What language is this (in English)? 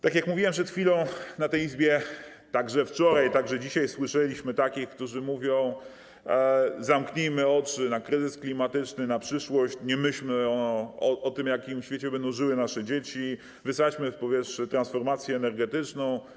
Polish